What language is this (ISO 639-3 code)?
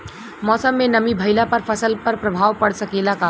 bho